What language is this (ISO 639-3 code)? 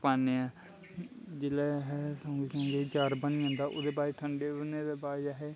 doi